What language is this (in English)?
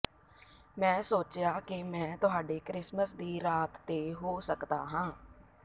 Punjabi